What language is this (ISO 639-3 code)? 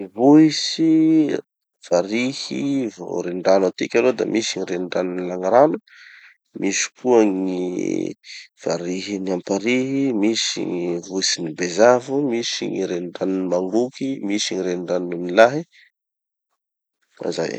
txy